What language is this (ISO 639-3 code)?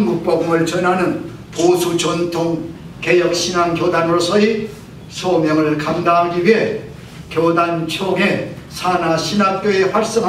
kor